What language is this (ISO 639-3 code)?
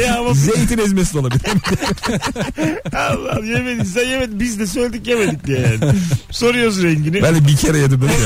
tur